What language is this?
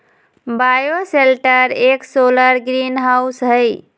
Magahi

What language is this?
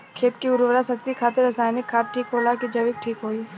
Bhojpuri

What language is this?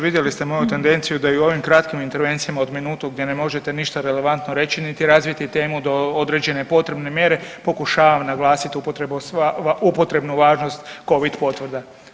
Croatian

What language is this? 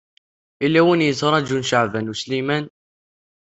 Kabyle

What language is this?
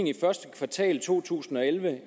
Danish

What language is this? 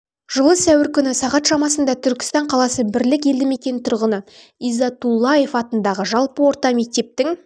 Kazakh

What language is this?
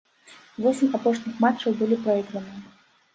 Belarusian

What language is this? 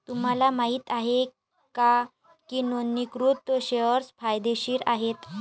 Marathi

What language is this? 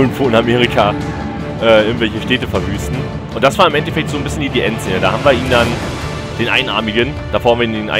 German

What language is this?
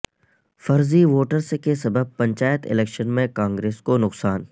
Urdu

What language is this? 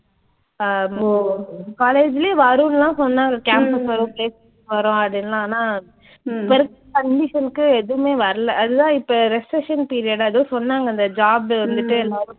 Tamil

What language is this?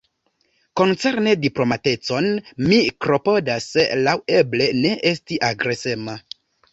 Esperanto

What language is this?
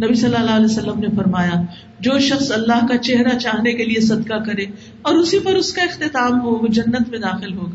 Urdu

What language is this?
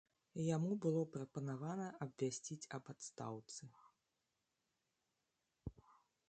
Belarusian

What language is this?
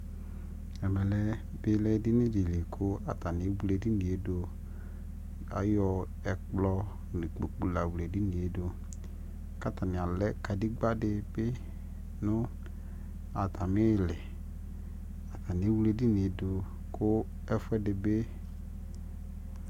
Ikposo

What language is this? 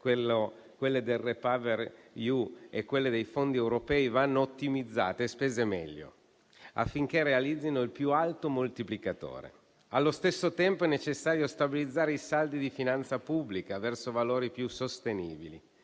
Italian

